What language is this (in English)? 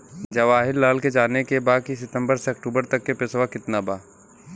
Bhojpuri